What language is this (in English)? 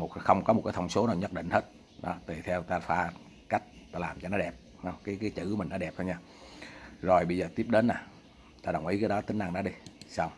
Vietnamese